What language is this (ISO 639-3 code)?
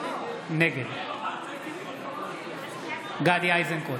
heb